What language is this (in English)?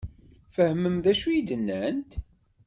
Kabyle